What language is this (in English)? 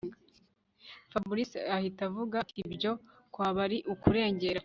Kinyarwanda